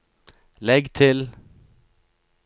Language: Norwegian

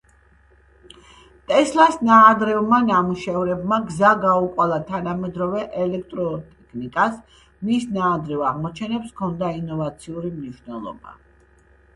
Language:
Georgian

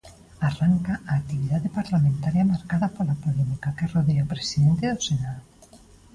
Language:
Galician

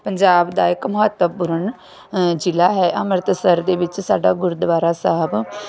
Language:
Punjabi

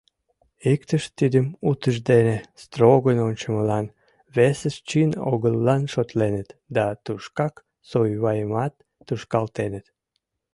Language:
Mari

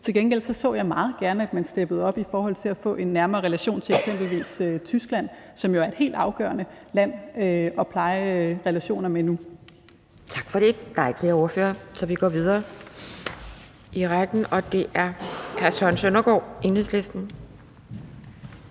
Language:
Danish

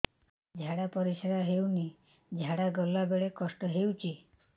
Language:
Odia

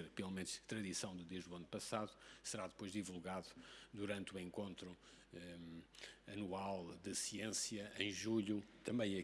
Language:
Portuguese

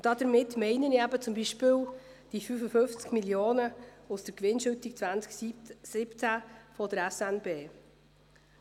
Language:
Swiss German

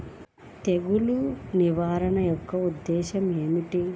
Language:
Telugu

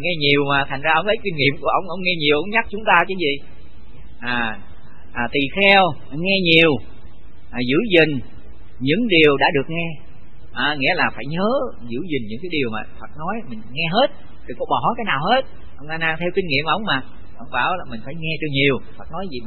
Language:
Vietnamese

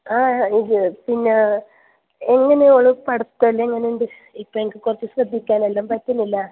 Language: Malayalam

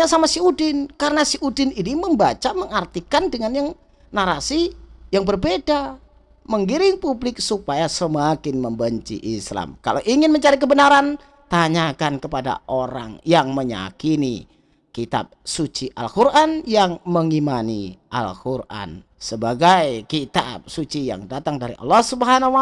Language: Indonesian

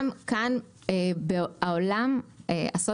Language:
Hebrew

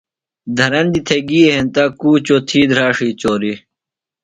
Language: Phalura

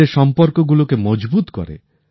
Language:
Bangla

